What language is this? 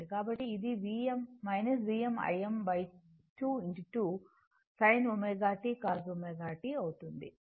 Telugu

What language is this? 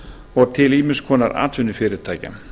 Icelandic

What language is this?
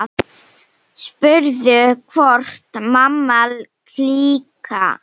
Icelandic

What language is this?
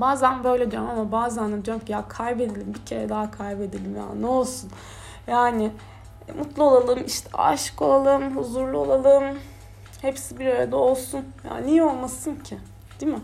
Turkish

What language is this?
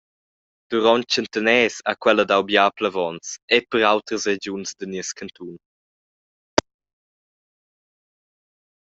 Romansh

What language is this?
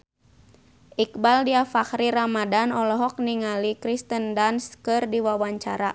Sundanese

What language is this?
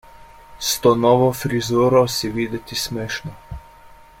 Slovenian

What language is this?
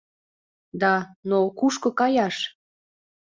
Mari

